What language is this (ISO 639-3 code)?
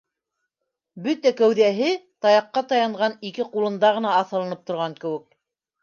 bak